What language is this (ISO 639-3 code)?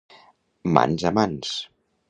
cat